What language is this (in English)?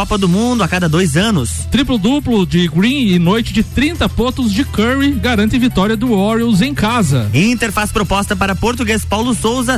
Portuguese